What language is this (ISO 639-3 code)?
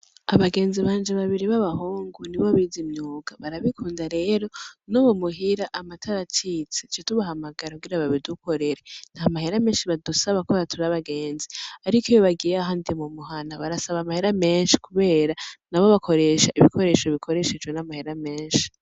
run